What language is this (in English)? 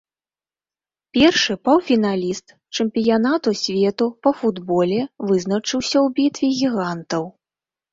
Belarusian